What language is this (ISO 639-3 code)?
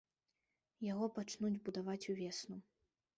bel